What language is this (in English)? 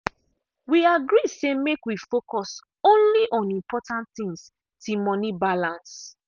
Nigerian Pidgin